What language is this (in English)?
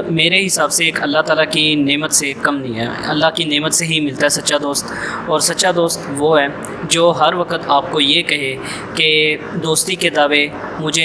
Urdu